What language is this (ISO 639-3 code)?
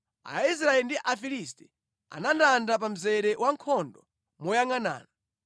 nya